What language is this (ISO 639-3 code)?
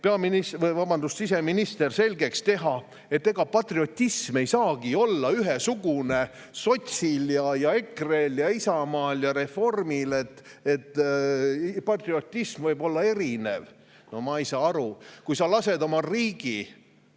est